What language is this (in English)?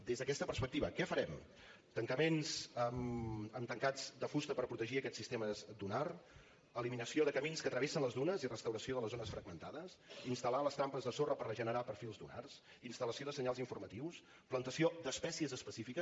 Catalan